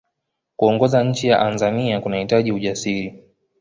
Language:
Swahili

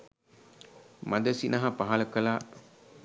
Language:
Sinhala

